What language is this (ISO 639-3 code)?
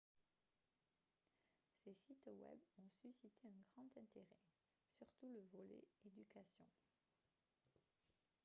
fra